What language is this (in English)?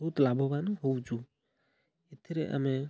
Odia